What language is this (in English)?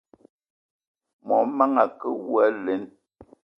Eton (Cameroon)